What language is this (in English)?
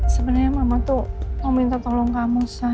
Indonesian